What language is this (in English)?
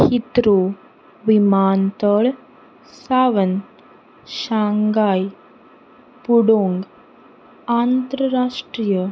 Konkani